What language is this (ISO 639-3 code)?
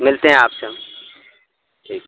urd